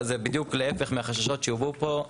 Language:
Hebrew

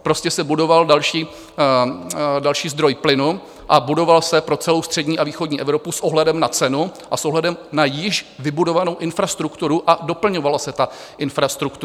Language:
Czech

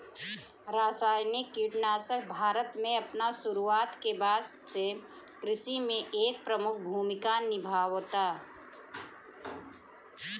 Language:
Bhojpuri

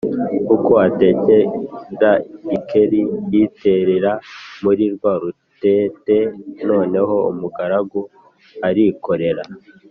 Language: Kinyarwanda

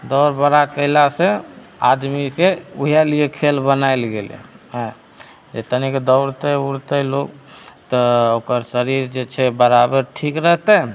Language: Maithili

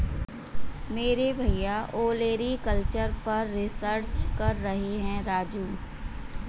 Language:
Hindi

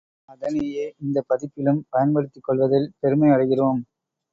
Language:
Tamil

